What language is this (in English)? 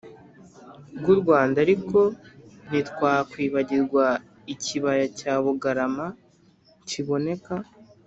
Kinyarwanda